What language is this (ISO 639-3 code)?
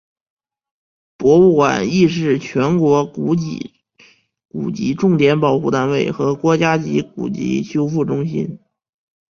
zho